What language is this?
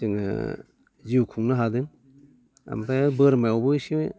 Bodo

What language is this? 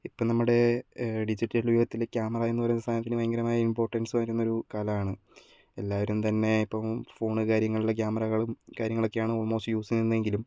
Malayalam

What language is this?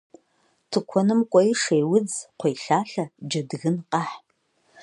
Kabardian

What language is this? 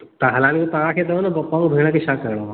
Sindhi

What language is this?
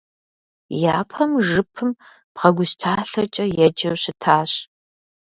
Kabardian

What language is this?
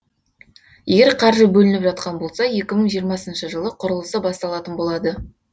Kazakh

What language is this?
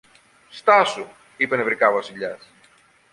Greek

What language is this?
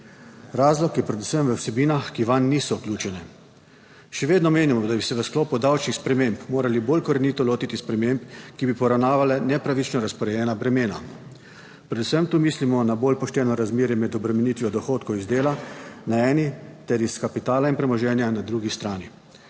Slovenian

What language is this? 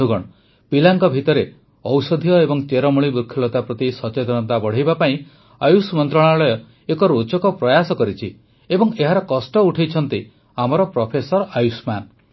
Odia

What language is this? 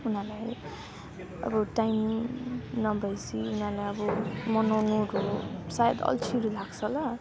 Nepali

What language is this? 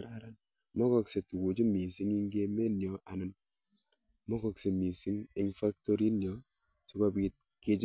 Kalenjin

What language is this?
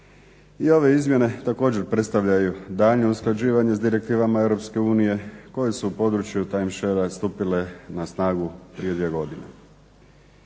Croatian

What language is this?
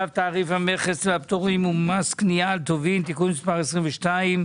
Hebrew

